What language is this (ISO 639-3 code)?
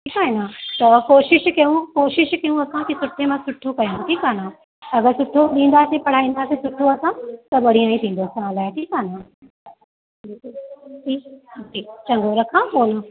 snd